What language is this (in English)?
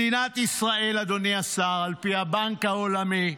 Hebrew